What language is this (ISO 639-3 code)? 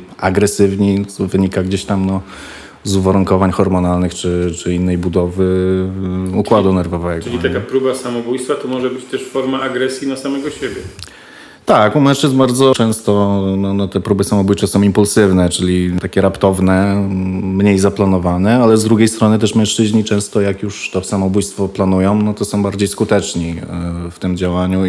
pol